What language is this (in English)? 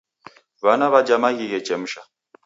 Taita